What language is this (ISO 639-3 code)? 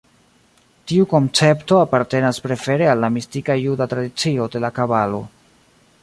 epo